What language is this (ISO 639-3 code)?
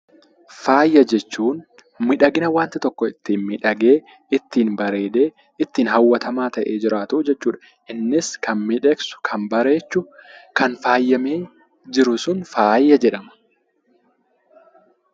orm